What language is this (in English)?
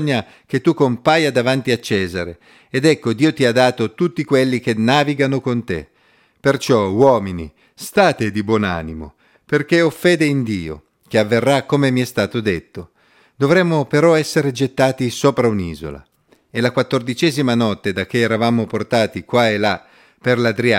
Italian